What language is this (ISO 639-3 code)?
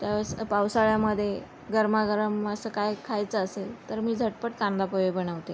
mar